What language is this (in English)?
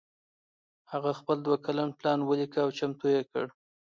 Pashto